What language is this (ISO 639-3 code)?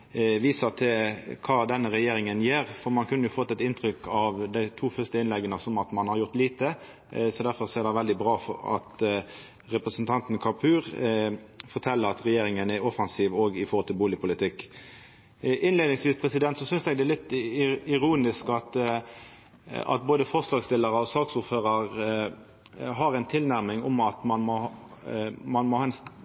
nno